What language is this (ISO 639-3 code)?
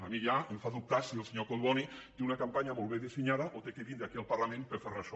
cat